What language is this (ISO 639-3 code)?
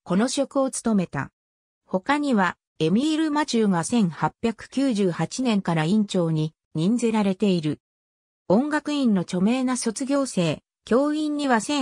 jpn